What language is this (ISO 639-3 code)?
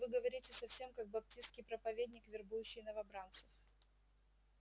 rus